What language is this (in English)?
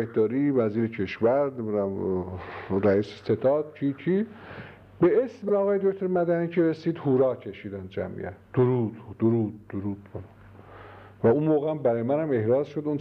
Persian